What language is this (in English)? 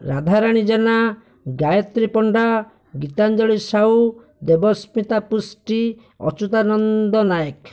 Odia